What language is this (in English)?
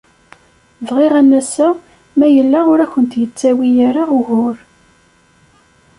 Kabyle